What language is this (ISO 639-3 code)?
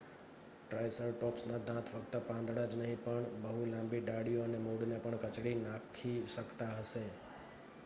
guj